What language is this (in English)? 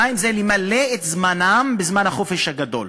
Hebrew